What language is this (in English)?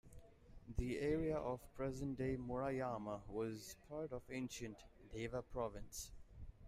English